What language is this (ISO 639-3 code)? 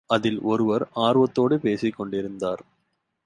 tam